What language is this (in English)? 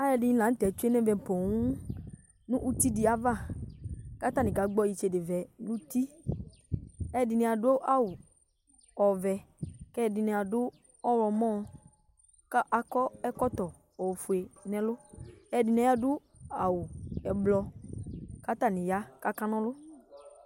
Ikposo